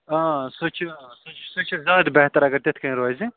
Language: Kashmiri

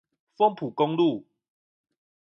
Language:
Chinese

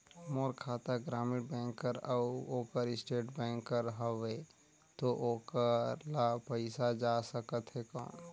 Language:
Chhattisgarhi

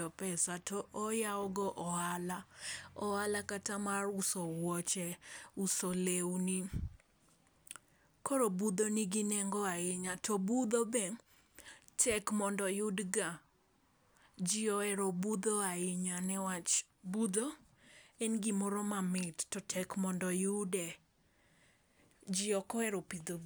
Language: Luo (Kenya and Tanzania)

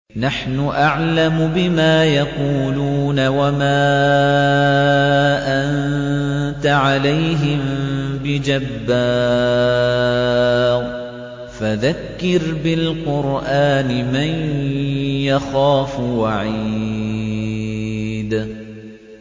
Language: Arabic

